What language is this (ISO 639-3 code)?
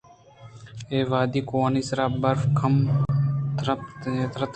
bgp